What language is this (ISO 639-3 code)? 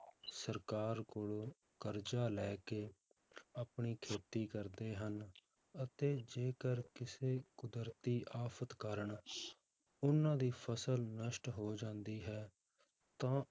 pan